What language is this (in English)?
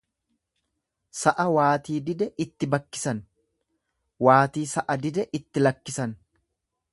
Oromo